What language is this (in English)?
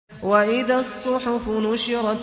Arabic